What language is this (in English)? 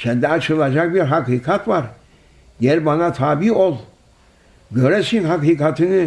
Turkish